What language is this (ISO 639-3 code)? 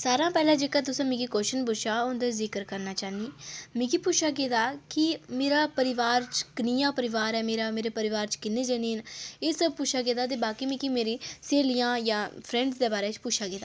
doi